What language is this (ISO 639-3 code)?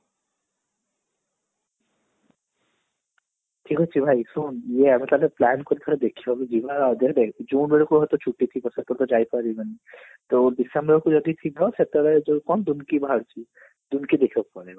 ori